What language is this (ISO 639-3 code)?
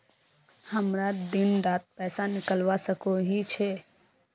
mag